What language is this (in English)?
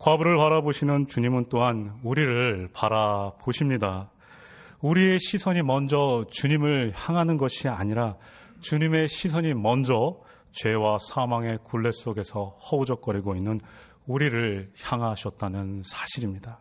Korean